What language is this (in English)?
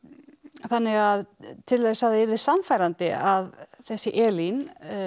Icelandic